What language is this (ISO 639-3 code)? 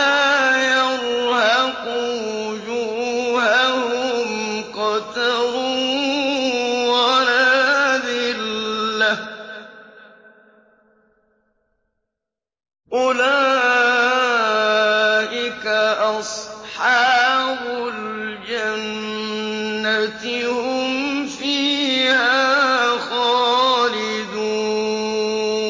ara